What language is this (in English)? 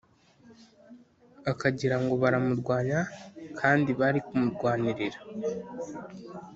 Kinyarwanda